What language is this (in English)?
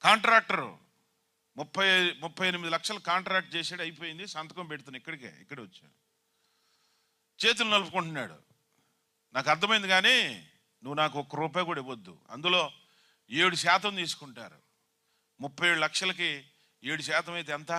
Telugu